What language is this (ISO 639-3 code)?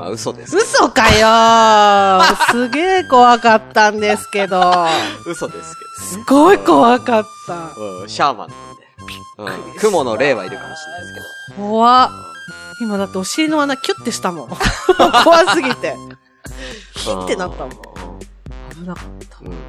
jpn